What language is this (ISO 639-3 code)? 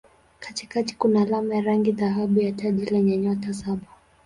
swa